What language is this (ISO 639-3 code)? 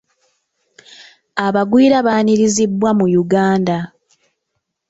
lug